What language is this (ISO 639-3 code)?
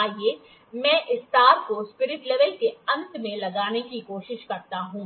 hin